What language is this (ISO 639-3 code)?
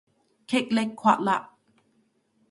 yue